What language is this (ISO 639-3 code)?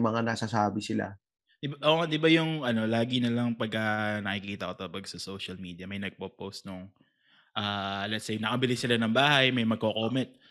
fil